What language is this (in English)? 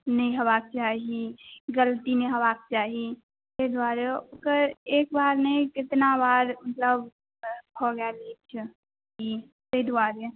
Maithili